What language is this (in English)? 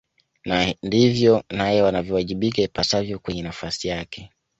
Swahili